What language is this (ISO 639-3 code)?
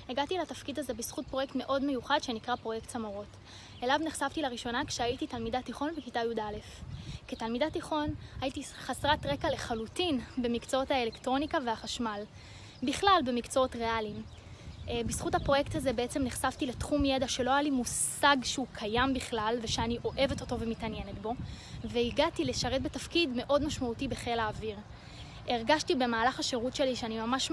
heb